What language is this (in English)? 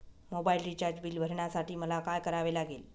Marathi